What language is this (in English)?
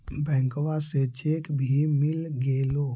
Magahi